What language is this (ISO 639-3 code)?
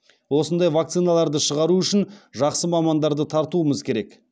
kaz